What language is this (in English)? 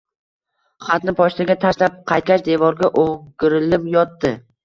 Uzbek